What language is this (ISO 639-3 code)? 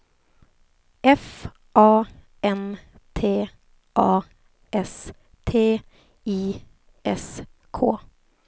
swe